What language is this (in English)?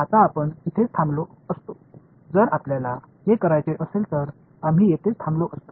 Marathi